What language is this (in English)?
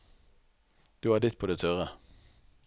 Norwegian